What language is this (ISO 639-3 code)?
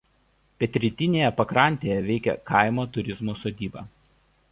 lit